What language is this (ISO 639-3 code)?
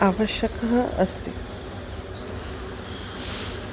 san